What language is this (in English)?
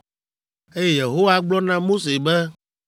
Ewe